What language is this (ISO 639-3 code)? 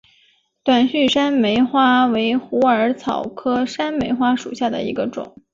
zho